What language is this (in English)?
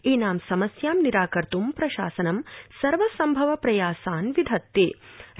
Sanskrit